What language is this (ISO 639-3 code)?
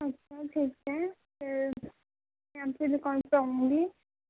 urd